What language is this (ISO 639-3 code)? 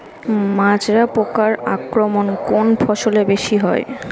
ben